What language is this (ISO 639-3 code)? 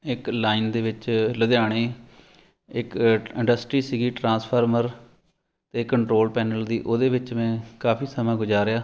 pan